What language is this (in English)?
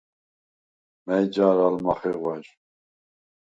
Svan